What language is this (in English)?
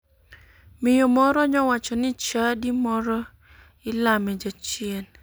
Luo (Kenya and Tanzania)